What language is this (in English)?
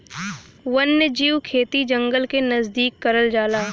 Bhojpuri